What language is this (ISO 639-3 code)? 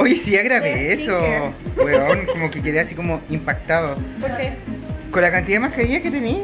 spa